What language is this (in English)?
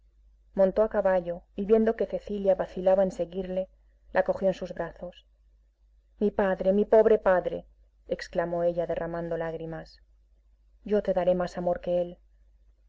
Spanish